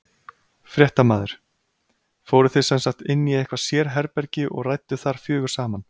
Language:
Icelandic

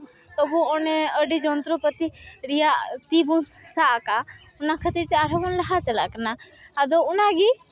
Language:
Santali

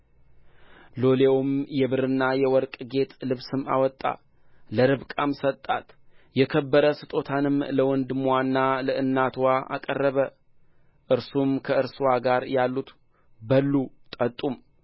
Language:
Amharic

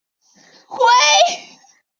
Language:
Chinese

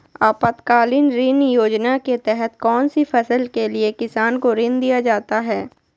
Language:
Magahi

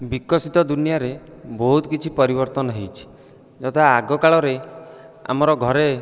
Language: Odia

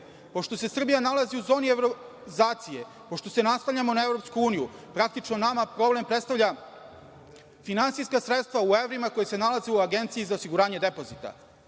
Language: Serbian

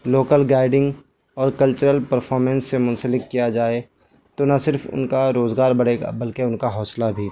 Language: Urdu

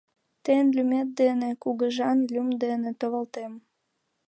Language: Mari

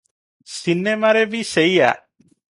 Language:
Odia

